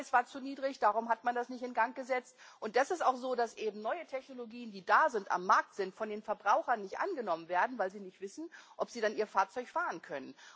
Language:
German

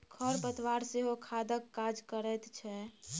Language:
Maithili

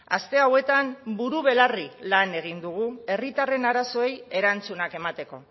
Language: Basque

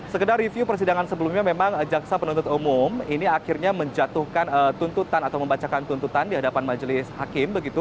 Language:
Indonesian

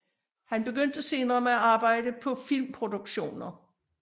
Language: Danish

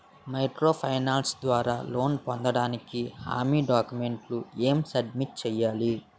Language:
Telugu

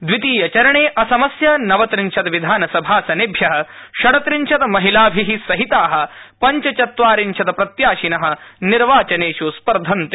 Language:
Sanskrit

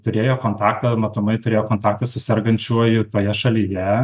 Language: Lithuanian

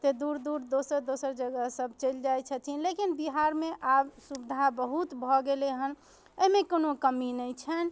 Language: Maithili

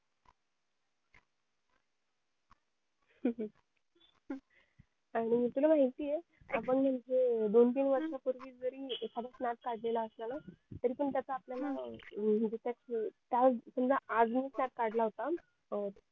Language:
Marathi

